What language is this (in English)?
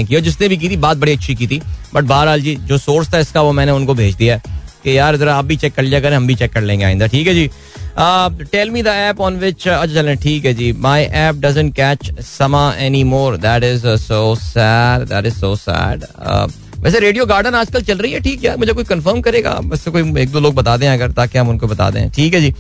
Hindi